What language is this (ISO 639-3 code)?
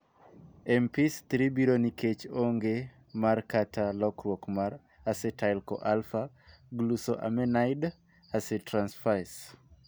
luo